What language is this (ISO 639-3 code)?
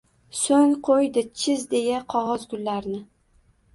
uzb